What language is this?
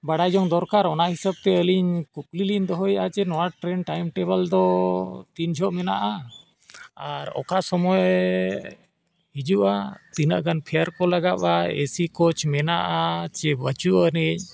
Santali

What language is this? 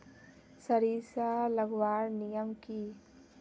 Magahi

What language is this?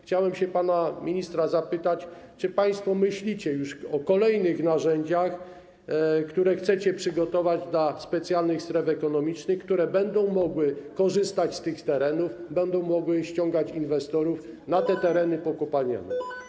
Polish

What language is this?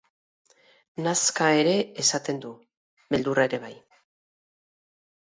Basque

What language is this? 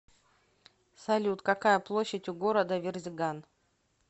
Russian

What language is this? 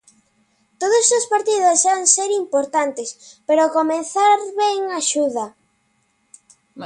Galician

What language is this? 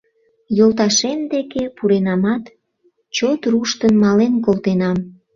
Mari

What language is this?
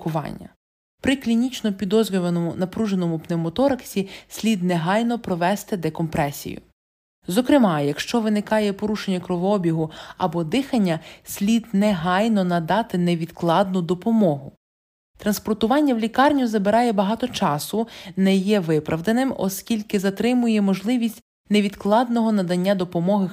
Ukrainian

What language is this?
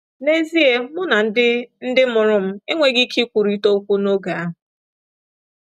Igbo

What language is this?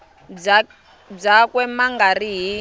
Tsonga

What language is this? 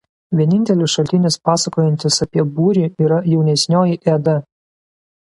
Lithuanian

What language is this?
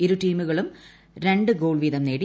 Malayalam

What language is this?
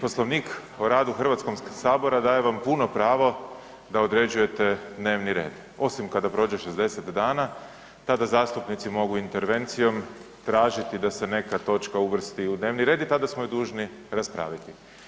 Croatian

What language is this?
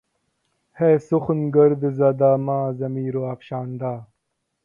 Urdu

